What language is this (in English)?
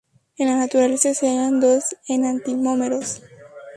Spanish